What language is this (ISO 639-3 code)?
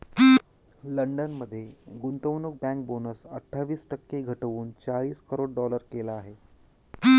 mar